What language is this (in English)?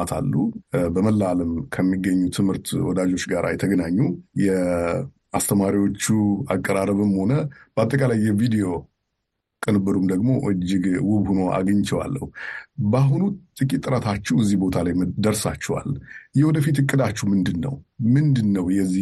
Amharic